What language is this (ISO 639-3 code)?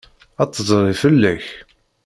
kab